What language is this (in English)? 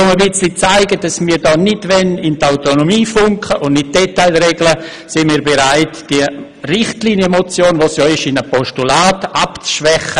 Swiss German